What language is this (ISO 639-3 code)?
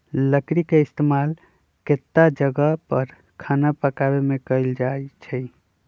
mag